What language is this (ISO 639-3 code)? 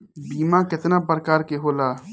bho